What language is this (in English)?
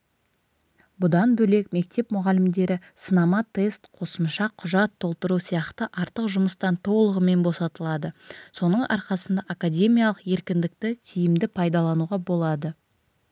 Kazakh